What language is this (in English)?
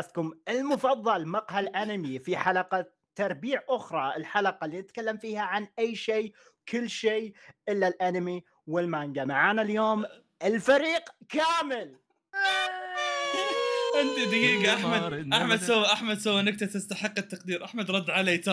Arabic